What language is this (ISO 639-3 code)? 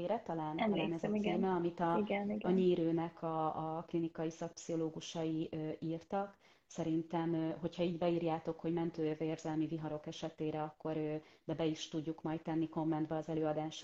hun